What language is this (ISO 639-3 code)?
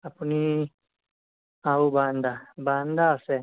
asm